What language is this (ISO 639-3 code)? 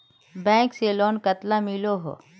mag